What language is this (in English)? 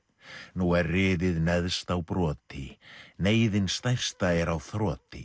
Icelandic